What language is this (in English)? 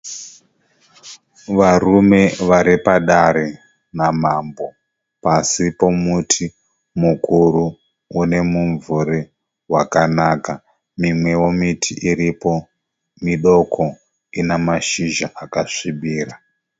Shona